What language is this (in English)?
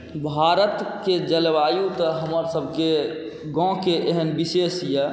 Maithili